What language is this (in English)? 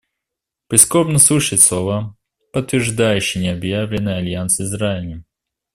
Russian